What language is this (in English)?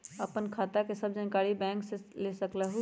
Magahi